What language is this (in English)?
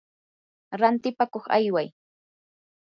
Yanahuanca Pasco Quechua